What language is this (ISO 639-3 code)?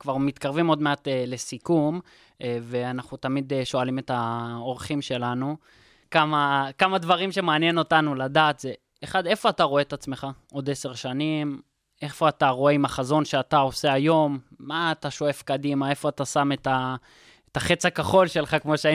heb